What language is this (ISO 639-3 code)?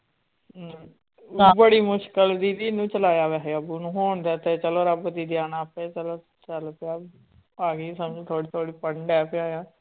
pan